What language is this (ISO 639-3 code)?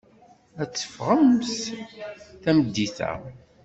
kab